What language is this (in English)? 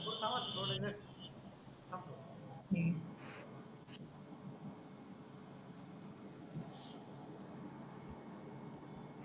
Marathi